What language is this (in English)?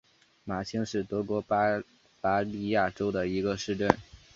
Chinese